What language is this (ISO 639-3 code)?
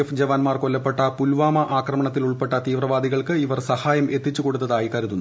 mal